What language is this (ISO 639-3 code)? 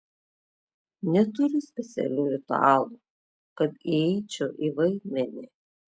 lit